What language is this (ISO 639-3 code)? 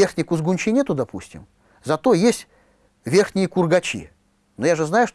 rus